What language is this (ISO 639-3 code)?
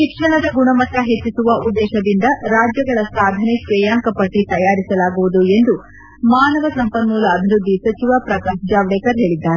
kan